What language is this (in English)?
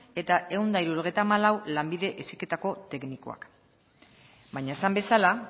Basque